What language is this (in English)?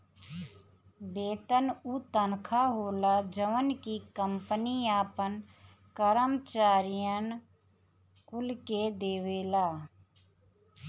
Bhojpuri